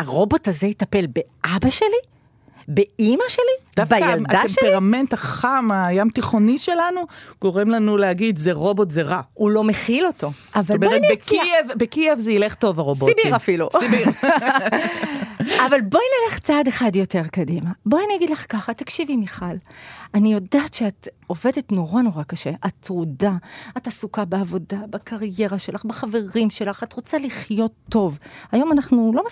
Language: Hebrew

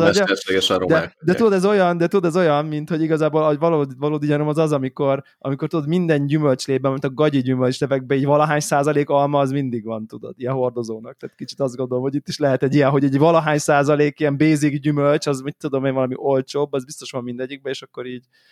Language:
Hungarian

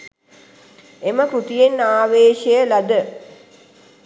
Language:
Sinhala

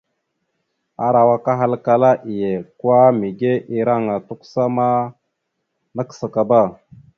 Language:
Mada (Cameroon)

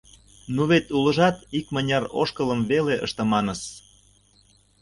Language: Mari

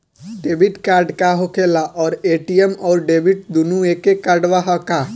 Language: Bhojpuri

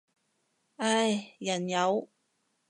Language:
Cantonese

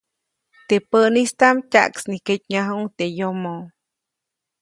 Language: Copainalá Zoque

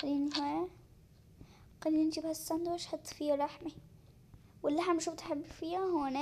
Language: Arabic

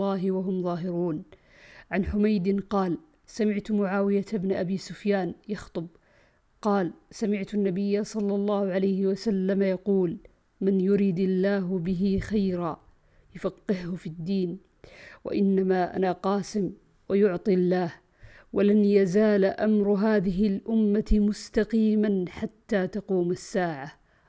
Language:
Arabic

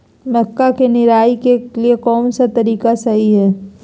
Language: Magahi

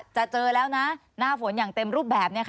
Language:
Thai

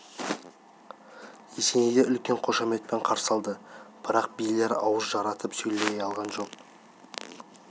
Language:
Kazakh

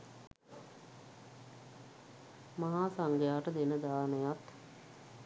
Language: Sinhala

